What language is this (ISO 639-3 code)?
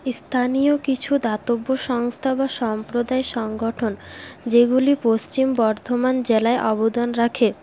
ben